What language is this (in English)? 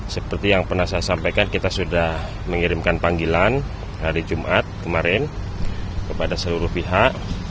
Indonesian